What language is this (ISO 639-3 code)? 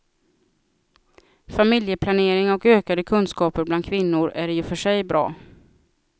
swe